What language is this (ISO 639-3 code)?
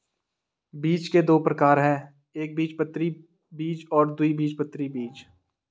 hin